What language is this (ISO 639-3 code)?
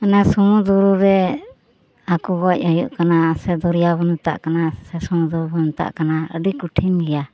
sat